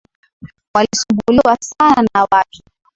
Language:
Swahili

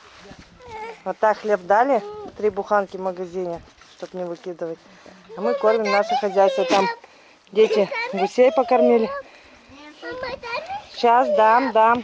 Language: Russian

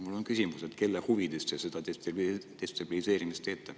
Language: Estonian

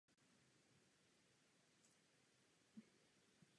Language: Czech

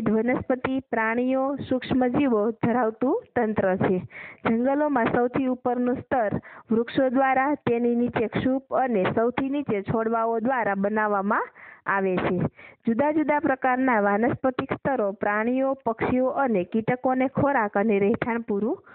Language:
Indonesian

